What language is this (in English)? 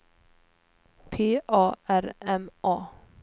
Swedish